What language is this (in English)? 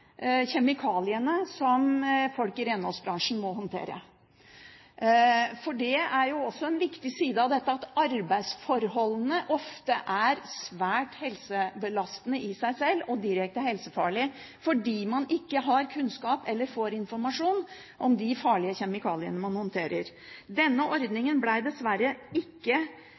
Norwegian Bokmål